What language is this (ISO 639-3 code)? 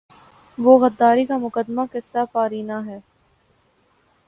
urd